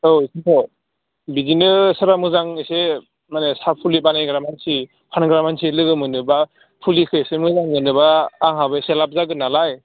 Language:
Bodo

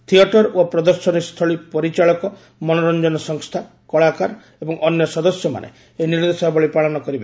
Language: Odia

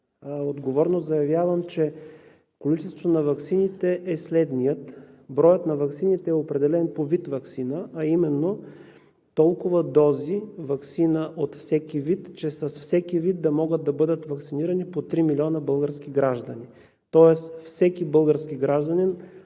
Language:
Bulgarian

